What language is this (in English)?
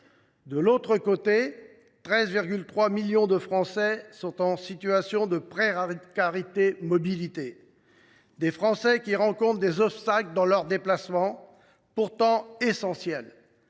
French